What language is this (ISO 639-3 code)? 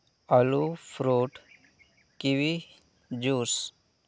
sat